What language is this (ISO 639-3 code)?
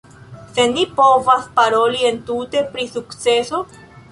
epo